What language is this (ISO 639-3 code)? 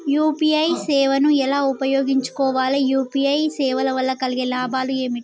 tel